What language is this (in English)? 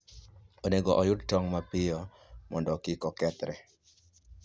Luo (Kenya and Tanzania)